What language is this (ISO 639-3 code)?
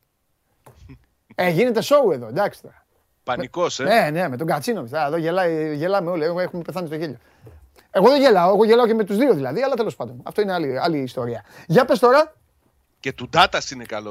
ell